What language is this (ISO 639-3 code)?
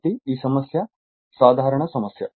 tel